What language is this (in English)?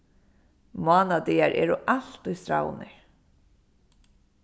Faroese